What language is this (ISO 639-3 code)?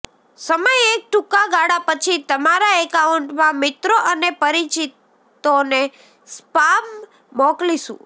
guj